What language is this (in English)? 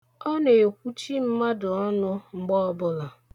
Igbo